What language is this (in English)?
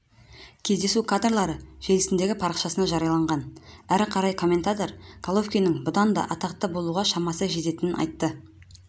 Kazakh